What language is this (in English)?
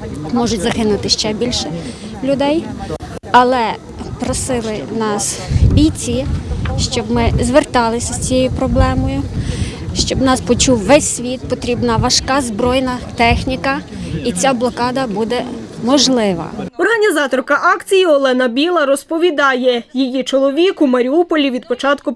Ukrainian